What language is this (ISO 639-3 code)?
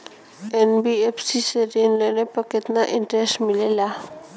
bho